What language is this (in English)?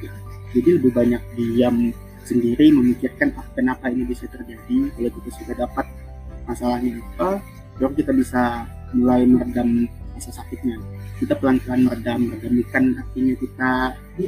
Indonesian